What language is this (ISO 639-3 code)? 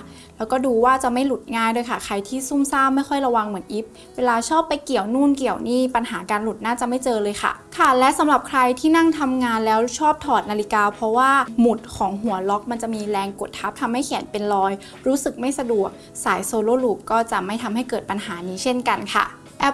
tha